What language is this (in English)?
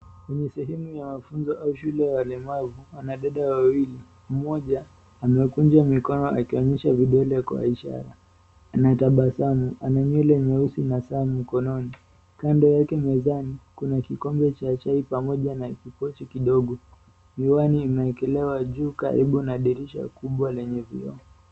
Swahili